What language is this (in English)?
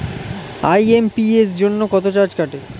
Bangla